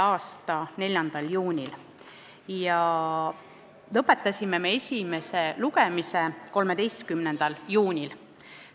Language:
Estonian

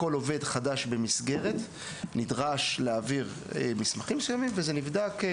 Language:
Hebrew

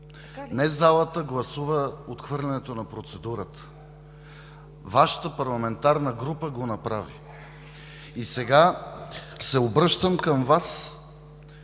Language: Bulgarian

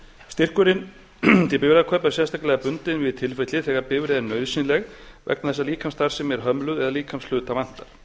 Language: Icelandic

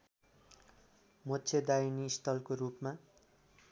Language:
Nepali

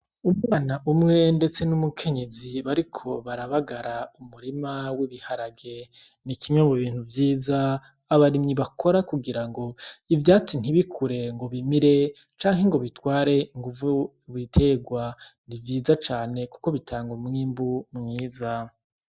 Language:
Rundi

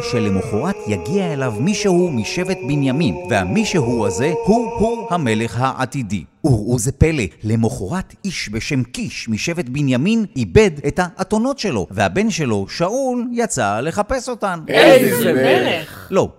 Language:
Hebrew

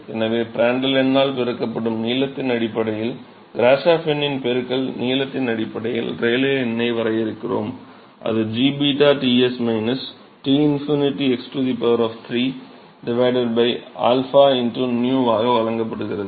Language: Tamil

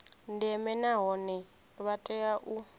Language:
Venda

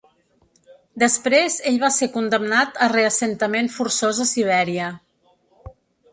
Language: Catalan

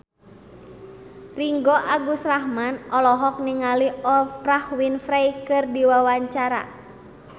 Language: Sundanese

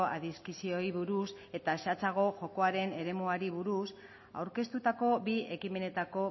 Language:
Basque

